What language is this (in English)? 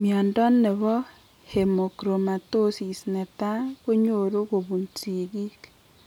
Kalenjin